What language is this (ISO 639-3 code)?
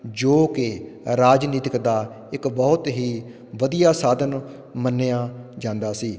pan